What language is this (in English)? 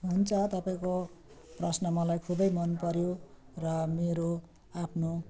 Nepali